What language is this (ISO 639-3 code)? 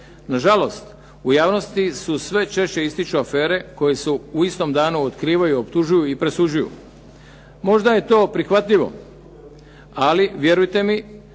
hrv